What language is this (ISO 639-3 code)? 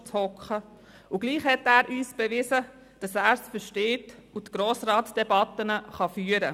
gsw